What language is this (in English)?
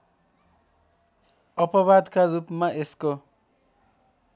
Nepali